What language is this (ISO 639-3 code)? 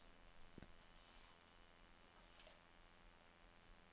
nor